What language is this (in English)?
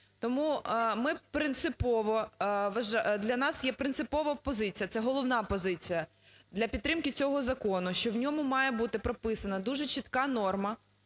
Ukrainian